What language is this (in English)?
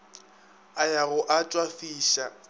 Northern Sotho